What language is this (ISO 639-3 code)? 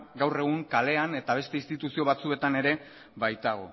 eus